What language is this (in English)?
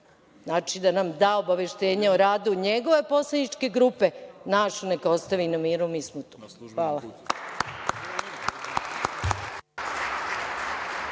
Serbian